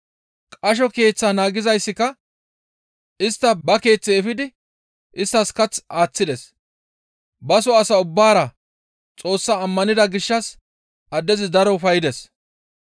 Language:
Gamo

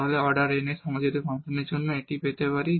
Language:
Bangla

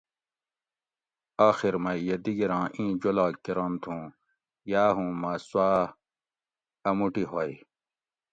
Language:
Gawri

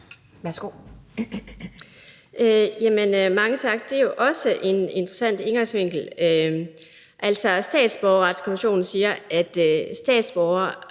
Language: Danish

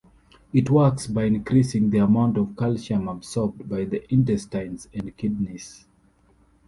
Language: English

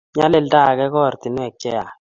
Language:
Kalenjin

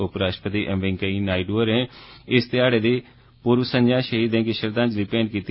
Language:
Dogri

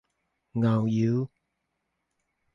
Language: Min Nan Chinese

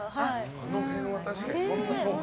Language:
Japanese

